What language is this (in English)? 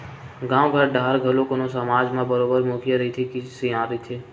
Chhattisgarhi